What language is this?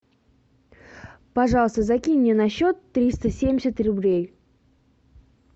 Russian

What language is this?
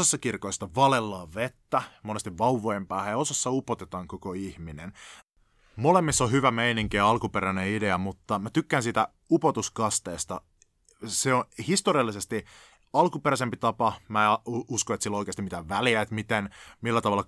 Finnish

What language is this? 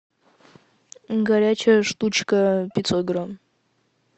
Russian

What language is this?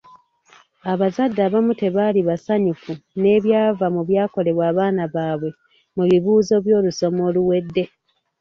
Ganda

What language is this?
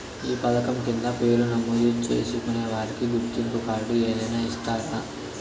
Telugu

